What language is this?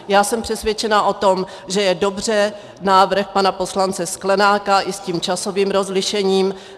Czech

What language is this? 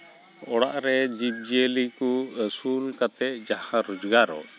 Santali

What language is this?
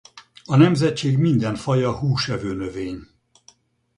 Hungarian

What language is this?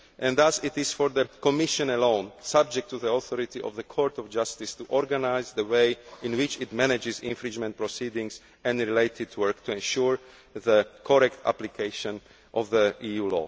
English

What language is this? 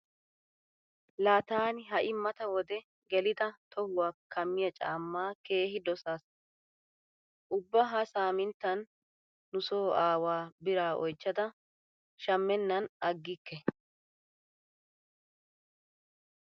Wolaytta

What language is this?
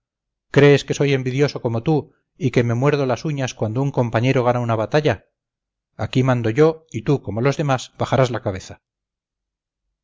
Spanish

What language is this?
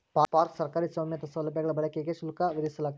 Kannada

